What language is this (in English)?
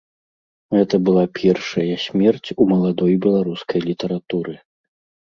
Belarusian